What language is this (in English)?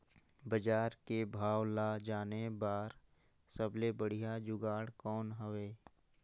Chhattisgarhi